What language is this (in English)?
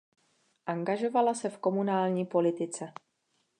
Czech